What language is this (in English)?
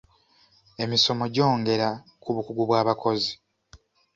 Ganda